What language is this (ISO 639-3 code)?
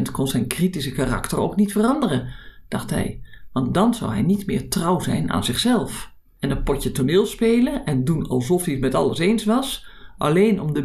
nld